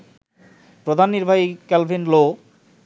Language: Bangla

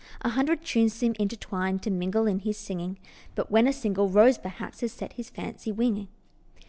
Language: English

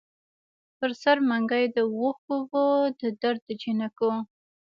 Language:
Pashto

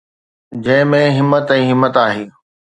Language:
Sindhi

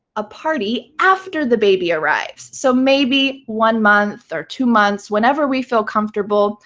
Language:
English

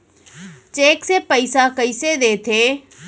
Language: Chhattisgarhi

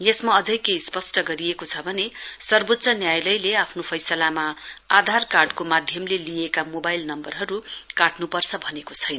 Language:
Nepali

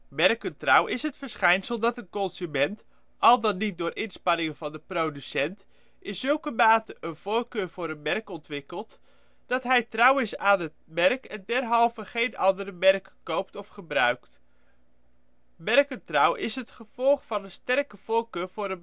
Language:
Dutch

